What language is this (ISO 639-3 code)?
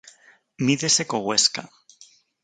glg